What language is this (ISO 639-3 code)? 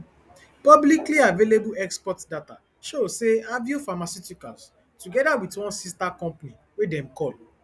pcm